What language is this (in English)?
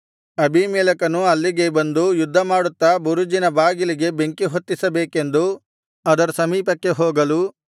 Kannada